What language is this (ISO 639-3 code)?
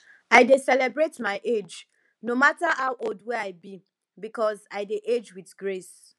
pcm